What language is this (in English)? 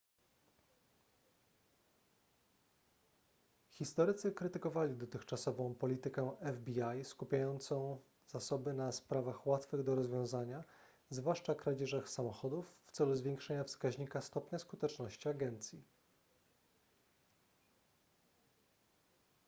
Polish